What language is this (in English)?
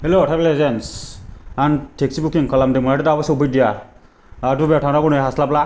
Bodo